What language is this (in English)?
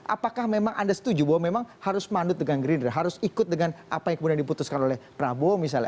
Indonesian